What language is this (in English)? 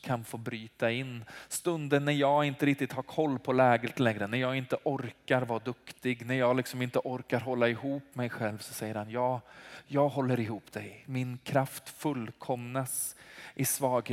Swedish